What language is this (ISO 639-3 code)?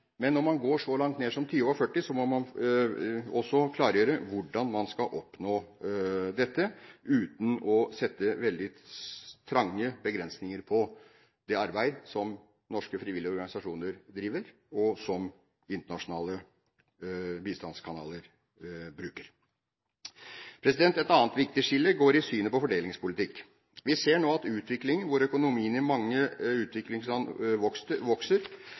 nob